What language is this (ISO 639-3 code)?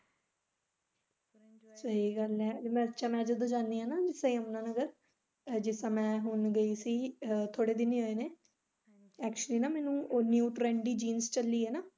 pan